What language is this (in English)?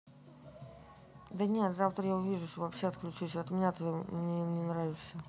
Russian